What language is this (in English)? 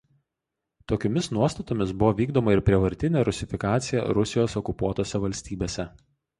Lithuanian